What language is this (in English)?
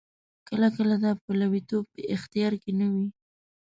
Pashto